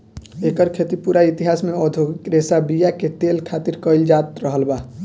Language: Bhojpuri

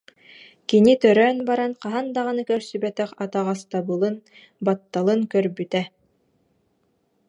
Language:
Yakut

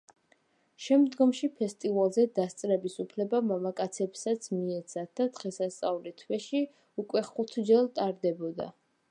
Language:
Georgian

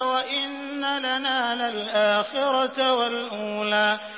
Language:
Arabic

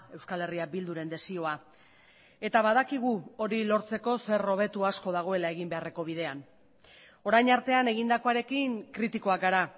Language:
Basque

